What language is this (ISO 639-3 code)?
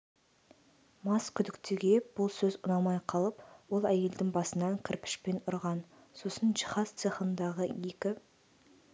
kaz